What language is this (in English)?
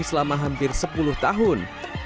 Indonesian